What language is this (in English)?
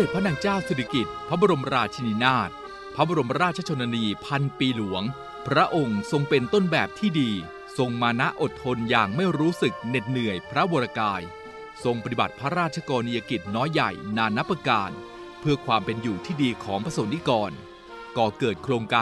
Thai